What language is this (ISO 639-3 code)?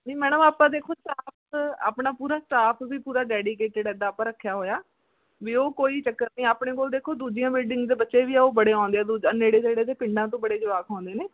pan